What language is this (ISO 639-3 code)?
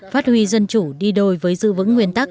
vie